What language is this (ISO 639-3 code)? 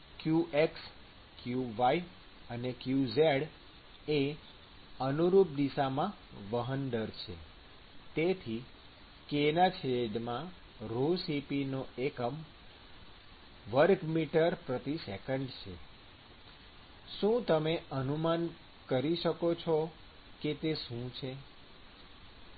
guj